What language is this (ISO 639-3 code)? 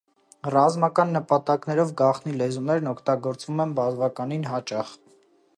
hye